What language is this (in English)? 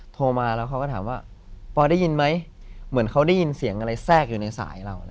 Thai